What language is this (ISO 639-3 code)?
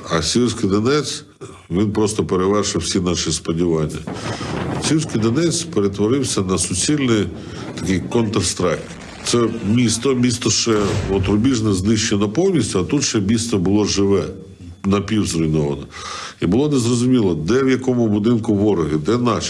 ukr